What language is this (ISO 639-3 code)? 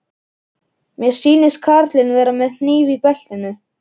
isl